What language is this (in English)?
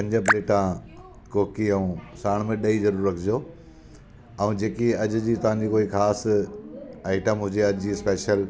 Sindhi